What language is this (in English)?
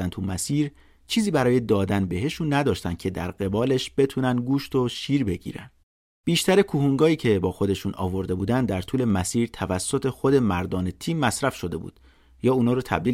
Persian